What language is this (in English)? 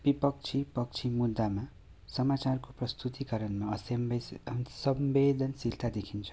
Nepali